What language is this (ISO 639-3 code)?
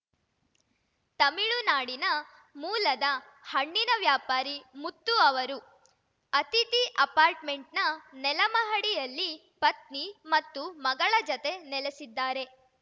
kan